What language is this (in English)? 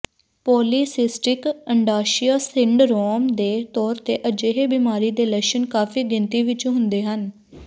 Punjabi